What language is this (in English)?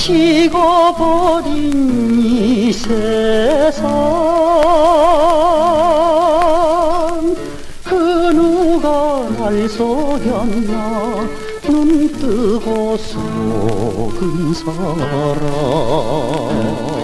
Korean